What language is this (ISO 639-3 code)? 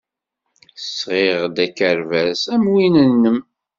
kab